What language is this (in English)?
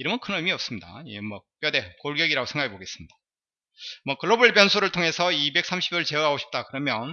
Korean